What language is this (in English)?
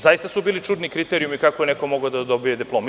Serbian